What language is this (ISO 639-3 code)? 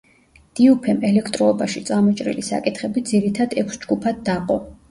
kat